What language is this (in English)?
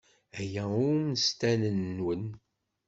Kabyle